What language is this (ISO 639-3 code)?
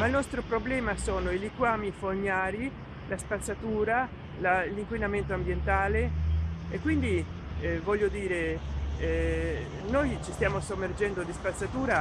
ita